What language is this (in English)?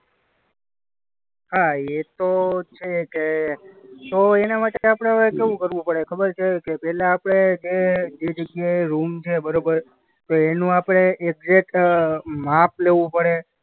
Gujarati